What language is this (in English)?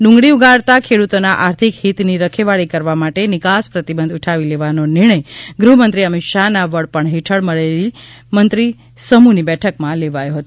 Gujarati